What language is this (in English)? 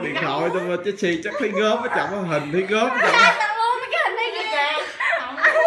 Vietnamese